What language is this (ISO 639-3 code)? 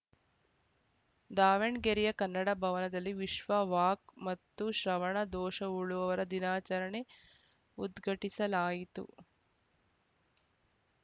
kan